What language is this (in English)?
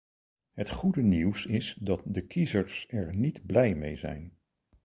Dutch